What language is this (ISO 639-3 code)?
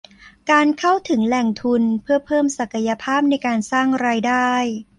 tha